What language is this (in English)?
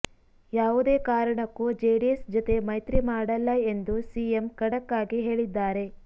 Kannada